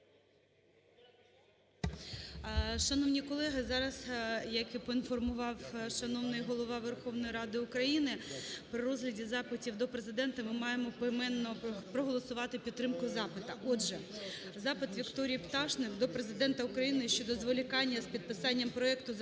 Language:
Ukrainian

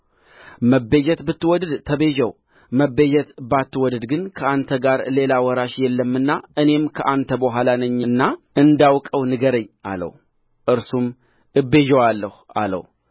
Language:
Amharic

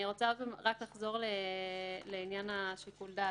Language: Hebrew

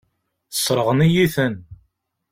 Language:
Kabyle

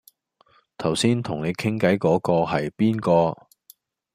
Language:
Cantonese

